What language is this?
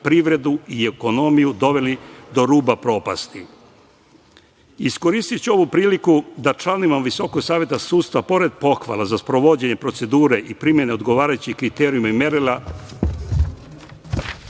Serbian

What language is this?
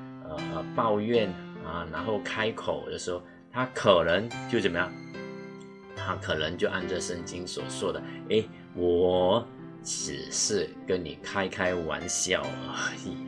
Chinese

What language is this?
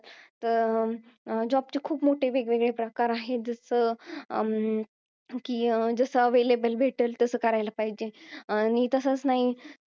Marathi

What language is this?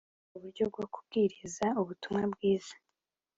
Kinyarwanda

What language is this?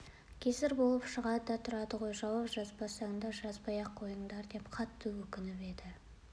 Kazakh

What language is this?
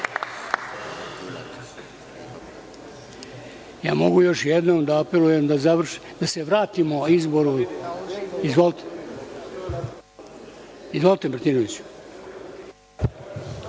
Serbian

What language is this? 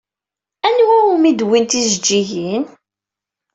Kabyle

